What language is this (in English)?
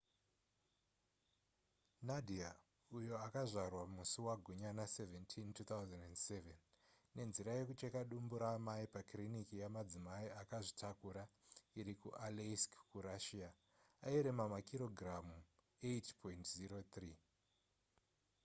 Shona